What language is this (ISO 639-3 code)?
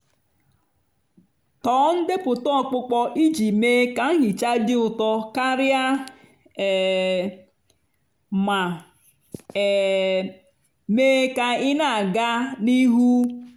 ibo